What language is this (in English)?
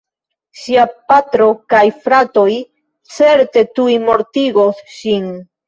Esperanto